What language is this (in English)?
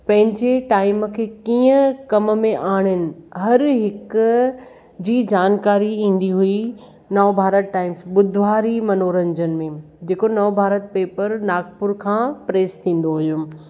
Sindhi